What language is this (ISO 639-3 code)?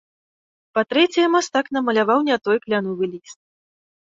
bel